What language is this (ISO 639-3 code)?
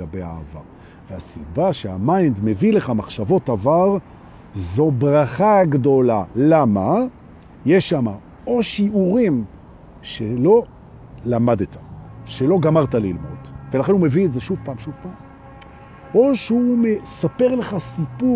heb